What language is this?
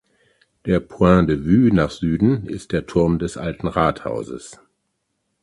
German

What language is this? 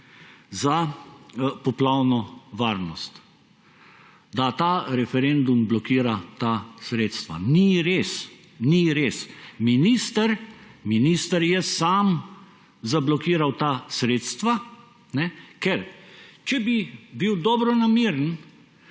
Slovenian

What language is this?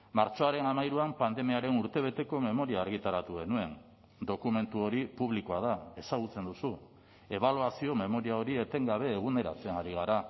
Basque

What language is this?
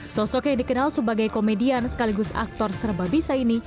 Indonesian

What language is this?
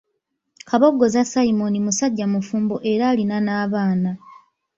Ganda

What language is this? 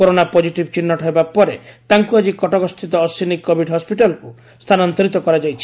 Odia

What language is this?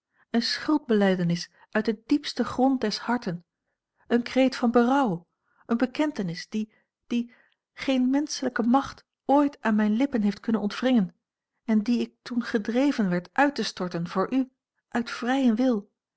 Dutch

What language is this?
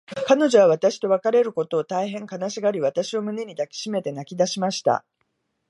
Japanese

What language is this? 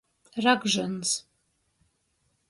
Latgalian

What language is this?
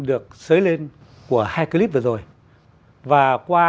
Vietnamese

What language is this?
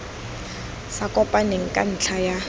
Tswana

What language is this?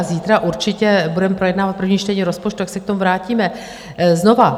Czech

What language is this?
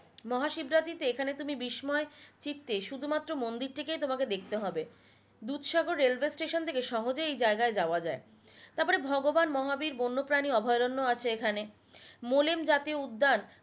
Bangla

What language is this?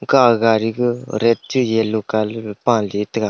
Wancho Naga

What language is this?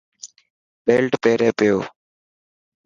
Dhatki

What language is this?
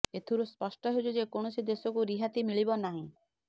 Odia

